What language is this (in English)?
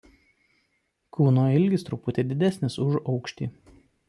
Lithuanian